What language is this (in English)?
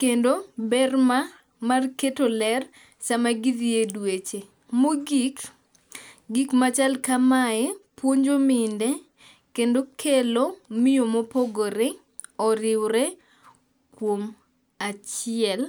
Luo (Kenya and Tanzania)